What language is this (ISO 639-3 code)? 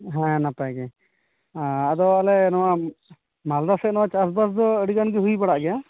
sat